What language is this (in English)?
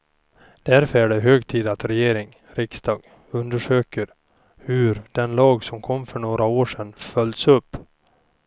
Swedish